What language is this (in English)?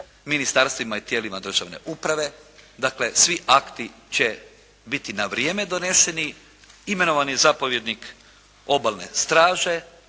Croatian